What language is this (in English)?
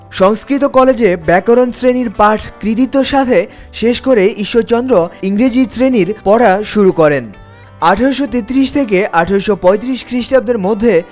Bangla